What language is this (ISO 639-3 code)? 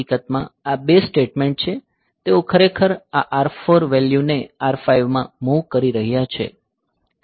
guj